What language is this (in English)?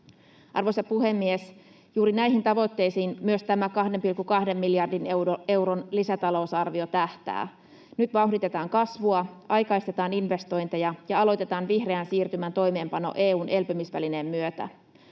Finnish